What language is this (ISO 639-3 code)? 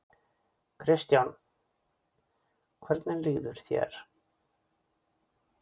isl